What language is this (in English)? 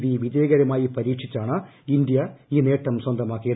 Malayalam